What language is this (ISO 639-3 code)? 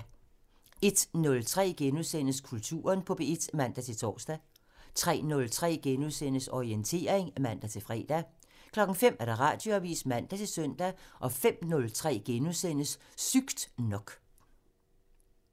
dan